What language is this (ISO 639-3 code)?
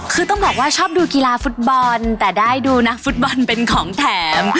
tha